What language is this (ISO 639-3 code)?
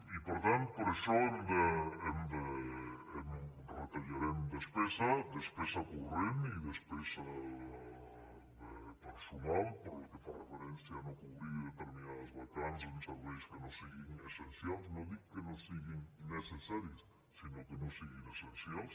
cat